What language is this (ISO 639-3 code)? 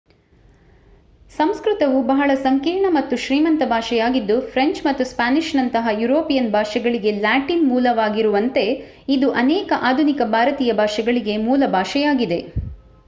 kan